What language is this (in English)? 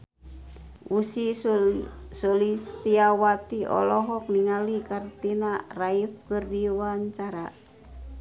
Sundanese